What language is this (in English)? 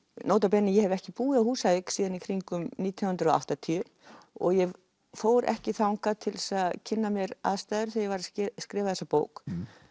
Icelandic